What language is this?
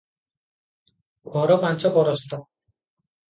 Odia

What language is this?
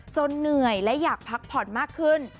Thai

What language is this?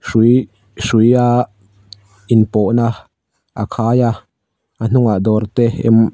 Mizo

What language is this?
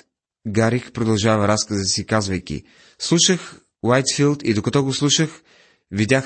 Bulgarian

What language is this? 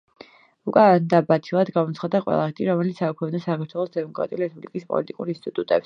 Georgian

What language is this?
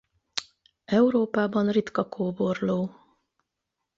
Hungarian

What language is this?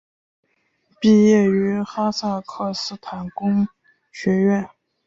Chinese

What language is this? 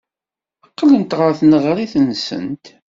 Kabyle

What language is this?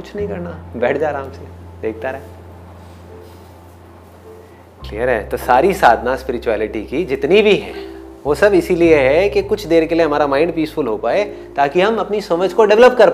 Hindi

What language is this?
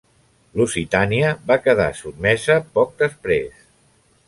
Catalan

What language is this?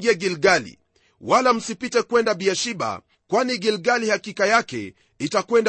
Swahili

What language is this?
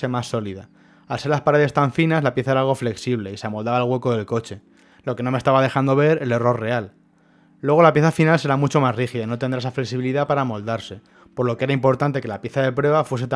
Spanish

